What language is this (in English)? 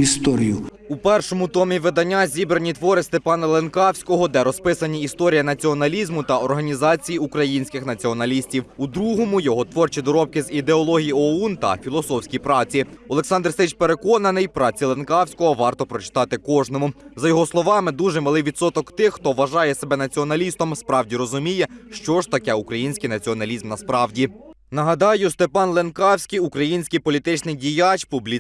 Ukrainian